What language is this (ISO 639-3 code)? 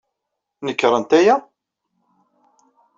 kab